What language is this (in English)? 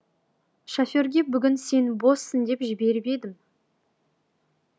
Kazakh